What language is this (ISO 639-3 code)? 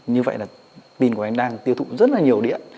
vie